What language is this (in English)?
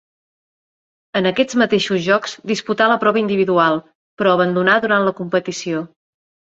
Catalan